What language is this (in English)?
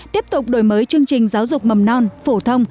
Vietnamese